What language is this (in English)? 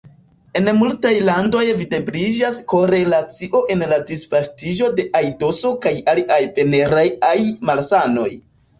Esperanto